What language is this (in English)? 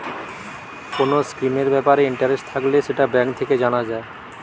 Bangla